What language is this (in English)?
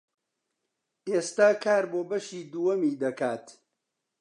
Central Kurdish